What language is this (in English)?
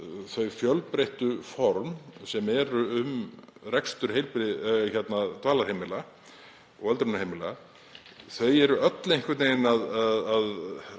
Icelandic